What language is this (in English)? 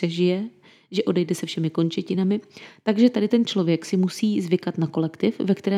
Czech